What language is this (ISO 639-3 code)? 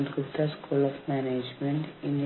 mal